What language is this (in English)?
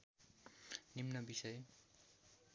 Nepali